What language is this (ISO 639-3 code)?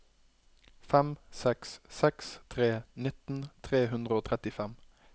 nor